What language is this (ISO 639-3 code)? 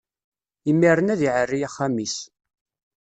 kab